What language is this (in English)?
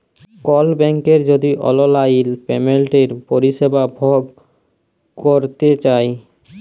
Bangla